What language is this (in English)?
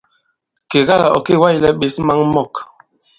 Bankon